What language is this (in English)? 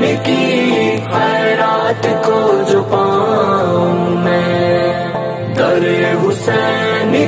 Hindi